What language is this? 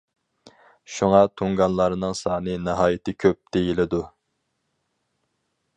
Uyghur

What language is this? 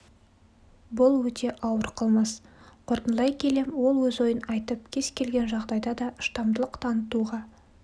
Kazakh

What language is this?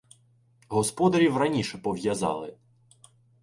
Ukrainian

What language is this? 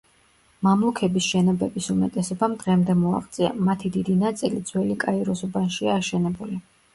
Georgian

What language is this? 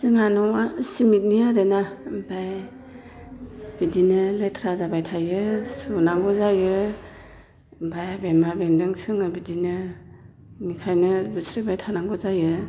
Bodo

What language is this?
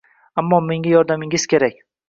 Uzbek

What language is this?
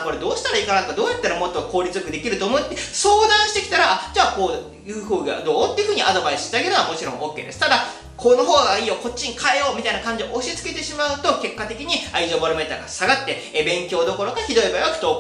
Japanese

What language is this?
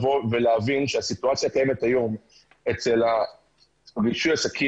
Hebrew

